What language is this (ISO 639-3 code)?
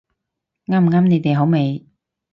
yue